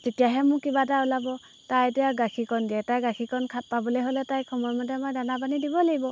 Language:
Assamese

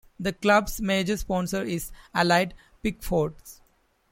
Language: English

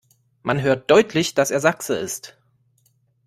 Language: German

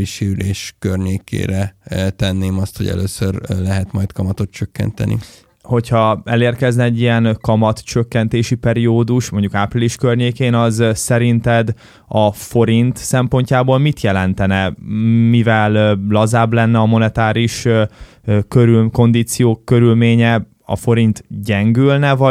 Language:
Hungarian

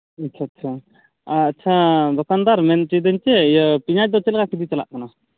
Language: Santali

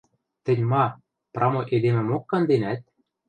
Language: Western Mari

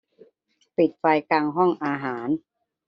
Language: Thai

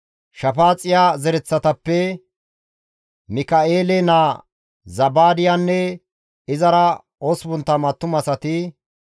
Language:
Gamo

